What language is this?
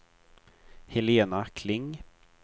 Swedish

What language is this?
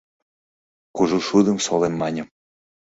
Mari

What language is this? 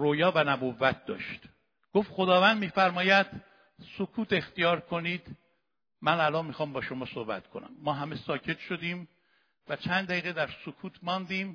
Persian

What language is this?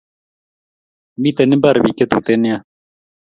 Kalenjin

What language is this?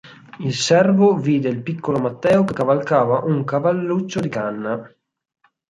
Italian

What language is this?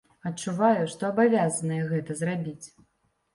Belarusian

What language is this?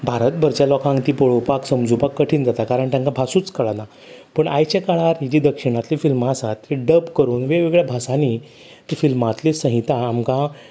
Konkani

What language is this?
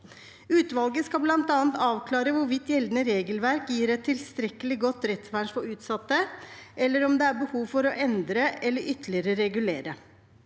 Norwegian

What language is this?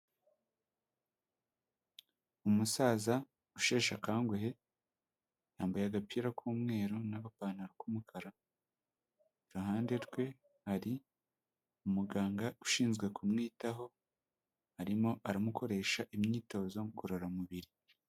Kinyarwanda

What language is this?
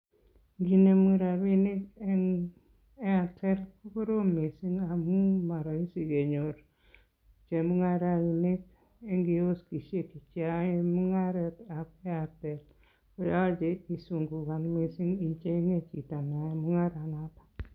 Kalenjin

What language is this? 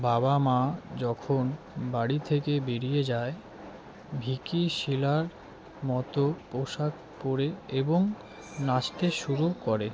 Bangla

